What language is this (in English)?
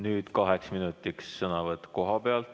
Estonian